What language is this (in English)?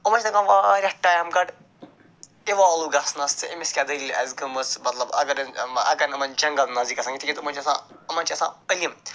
Kashmiri